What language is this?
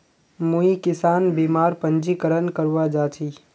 Magahi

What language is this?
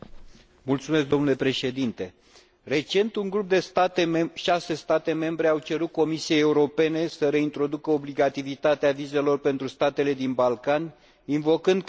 Romanian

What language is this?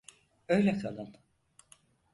Turkish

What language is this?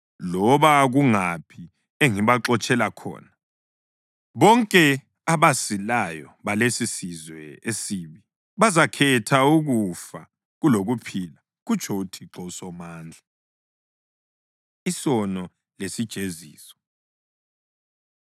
North Ndebele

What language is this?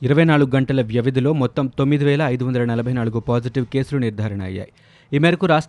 Telugu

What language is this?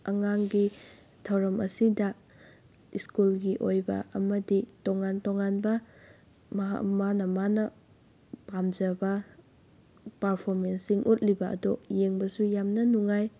Manipuri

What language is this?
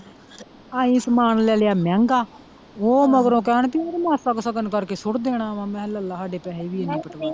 Punjabi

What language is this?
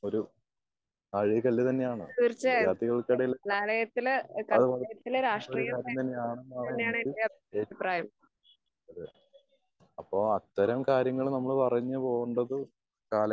Malayalam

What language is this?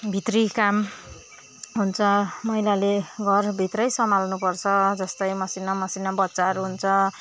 Nepali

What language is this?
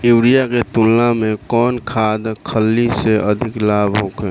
Bhojpuri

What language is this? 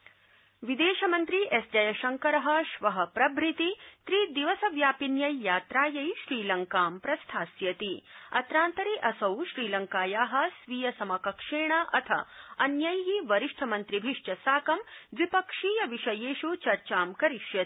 Sanskrit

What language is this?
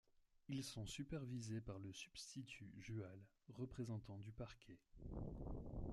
French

